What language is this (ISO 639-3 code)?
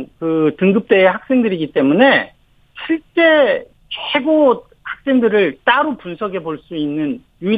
kor